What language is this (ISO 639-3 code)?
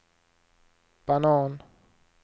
swe